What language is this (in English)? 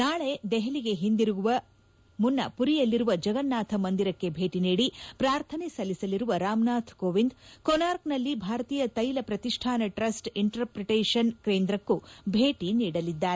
Kannada